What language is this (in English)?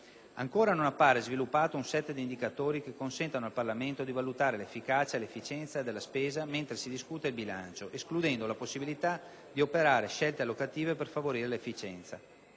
Italian